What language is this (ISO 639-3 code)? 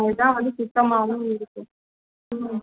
tam